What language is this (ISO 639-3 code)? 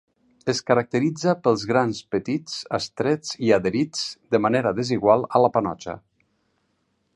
cat